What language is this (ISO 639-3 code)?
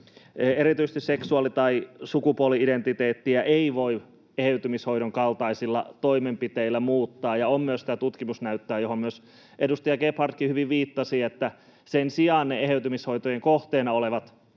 fin